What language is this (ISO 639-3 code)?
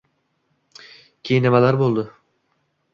uzb